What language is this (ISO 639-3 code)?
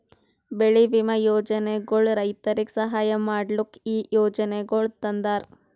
kan